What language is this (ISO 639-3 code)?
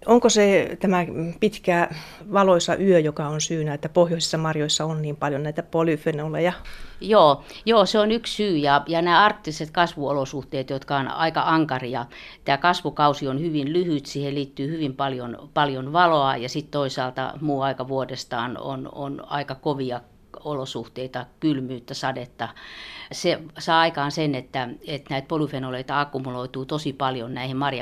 fin